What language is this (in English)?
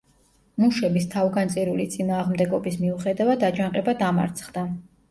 Georgian